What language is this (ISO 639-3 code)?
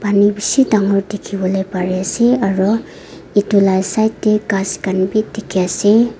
nag